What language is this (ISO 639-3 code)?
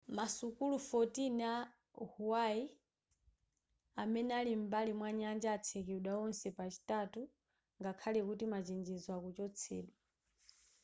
nya